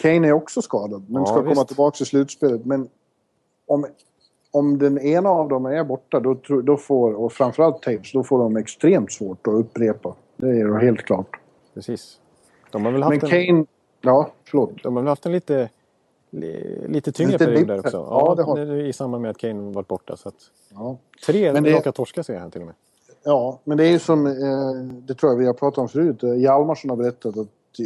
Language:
Swedish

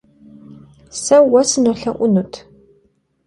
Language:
Kabardian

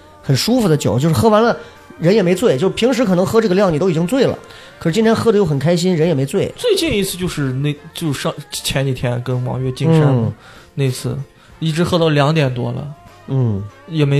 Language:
Chinese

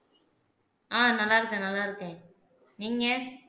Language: Tamil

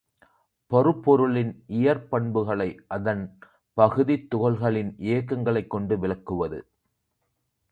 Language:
Tamil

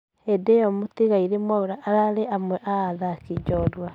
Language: Kikuyu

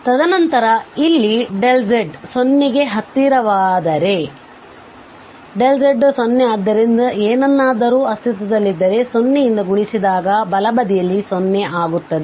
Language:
Kannada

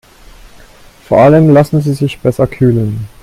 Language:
German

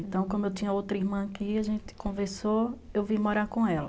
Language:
Portuguese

